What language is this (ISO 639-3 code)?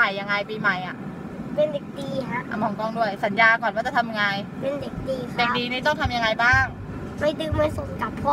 tha